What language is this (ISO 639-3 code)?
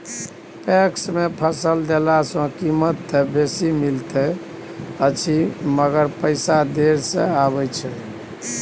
mai